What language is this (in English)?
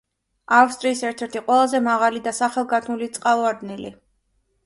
Georgian